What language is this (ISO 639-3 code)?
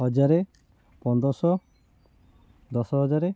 ori